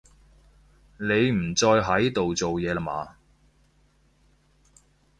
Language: Cantonese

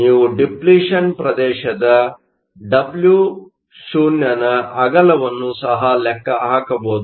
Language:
Kannada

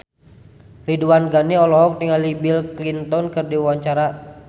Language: Sundanese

